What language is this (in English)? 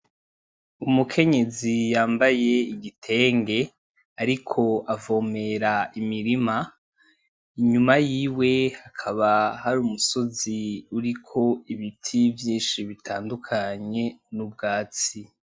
Rundi